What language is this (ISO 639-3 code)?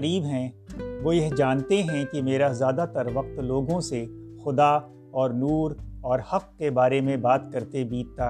urd